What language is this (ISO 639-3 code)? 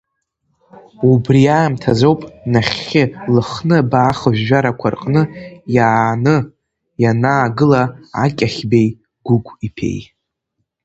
abk